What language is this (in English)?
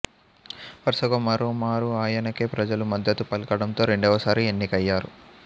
Telugu